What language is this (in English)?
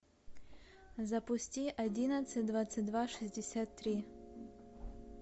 Russian